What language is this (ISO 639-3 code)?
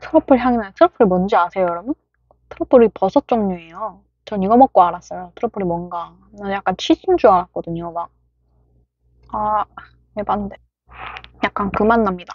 kor